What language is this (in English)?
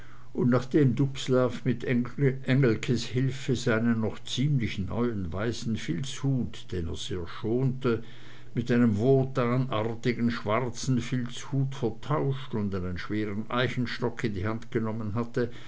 German